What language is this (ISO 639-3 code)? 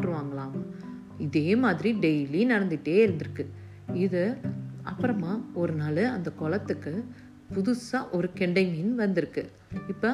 tam